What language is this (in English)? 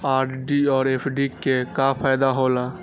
Maithili